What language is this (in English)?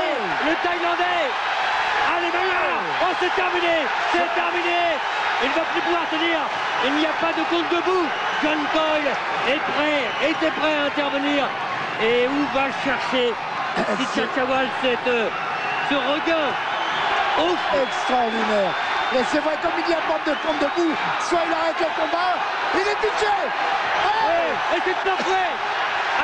French